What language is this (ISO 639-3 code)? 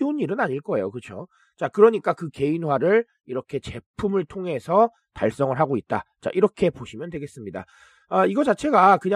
kor